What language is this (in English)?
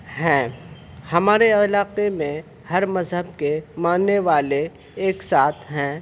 Urdu